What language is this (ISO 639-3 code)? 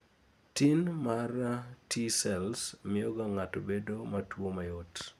luo